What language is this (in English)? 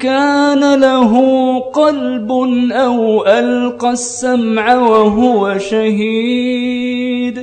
Arabic